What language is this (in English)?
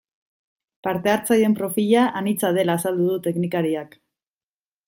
Basque